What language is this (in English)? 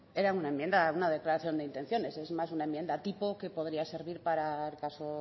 Spanish